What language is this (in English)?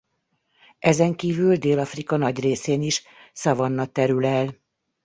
Hungarian